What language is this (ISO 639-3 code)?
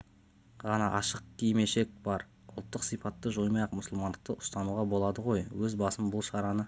kaz